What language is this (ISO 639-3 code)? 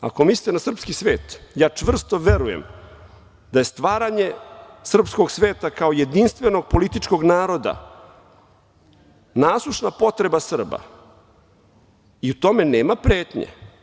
srp